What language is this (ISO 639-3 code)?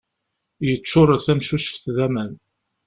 kab